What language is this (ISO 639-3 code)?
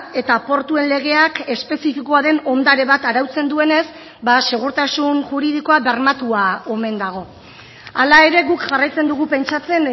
eus